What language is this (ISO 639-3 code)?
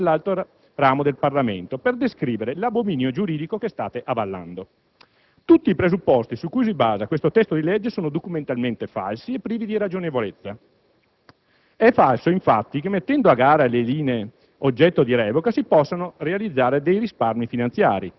ita